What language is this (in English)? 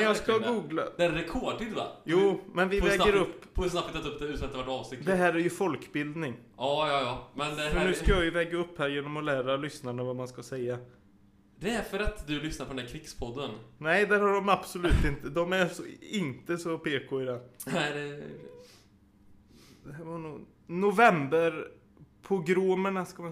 Swedish